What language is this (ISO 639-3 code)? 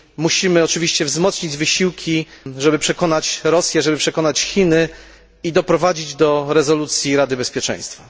pol